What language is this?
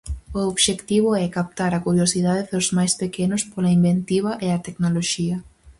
Galician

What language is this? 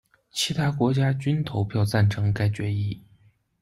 Chinese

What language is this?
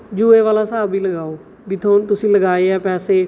Punjabi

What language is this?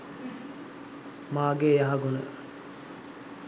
Sinhala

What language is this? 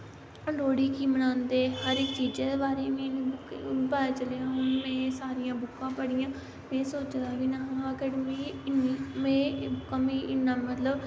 Dogri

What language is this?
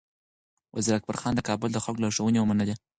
Pashto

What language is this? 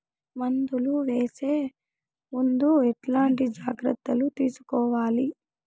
Telugu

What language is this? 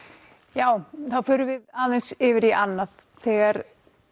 Icelandic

